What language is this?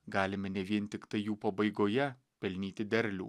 Lithuanian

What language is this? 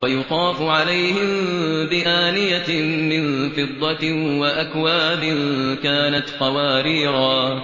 Arabic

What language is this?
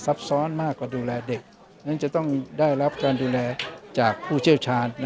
Thai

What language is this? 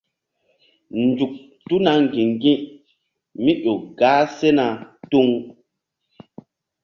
Mbum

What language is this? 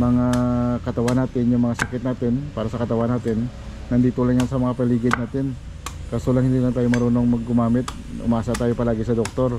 Filipino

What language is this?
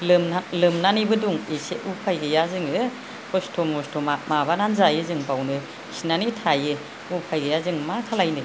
Bodo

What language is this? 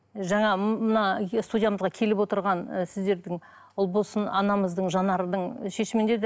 Kazakh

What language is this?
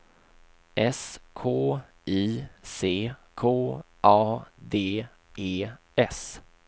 Swedish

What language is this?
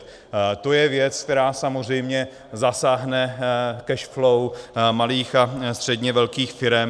Czech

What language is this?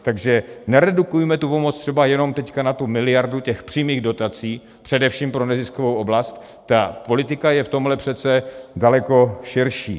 Czech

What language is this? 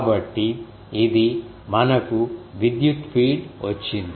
Telugu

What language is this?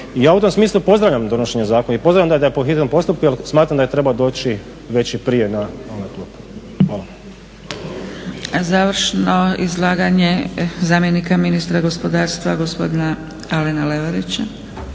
Croatian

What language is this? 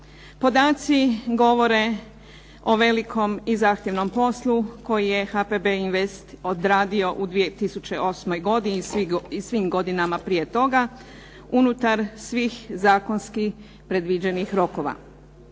Croatian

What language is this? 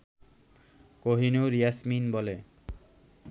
Bangla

